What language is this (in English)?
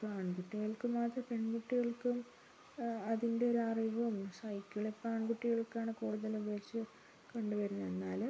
Malayalam